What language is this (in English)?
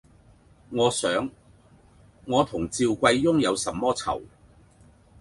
Cantonese